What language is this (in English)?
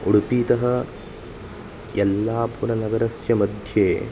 Sanskrit